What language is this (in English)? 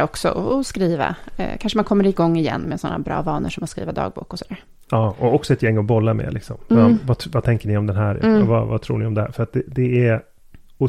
Swedish